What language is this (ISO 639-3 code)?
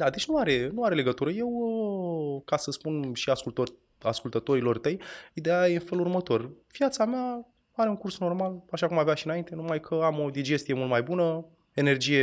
ron